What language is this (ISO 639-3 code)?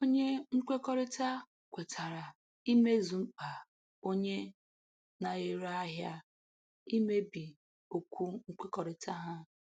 ibo